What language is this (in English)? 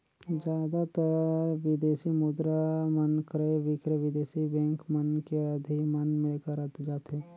Chhattisgarhi